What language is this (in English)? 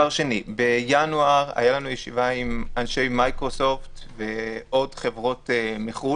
Hebrew